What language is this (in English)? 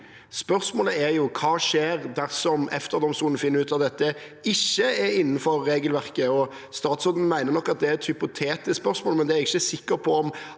Norwegian